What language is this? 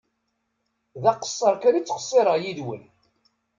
Kabyle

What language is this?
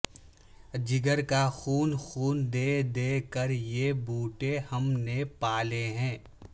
Urdu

